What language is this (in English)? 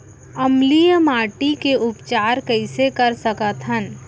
Chhattisgarhi